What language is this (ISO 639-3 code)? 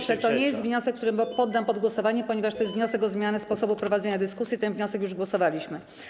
pol